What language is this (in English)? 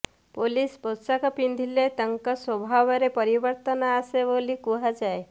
Odia